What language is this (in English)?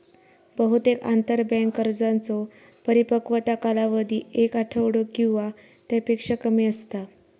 Marathi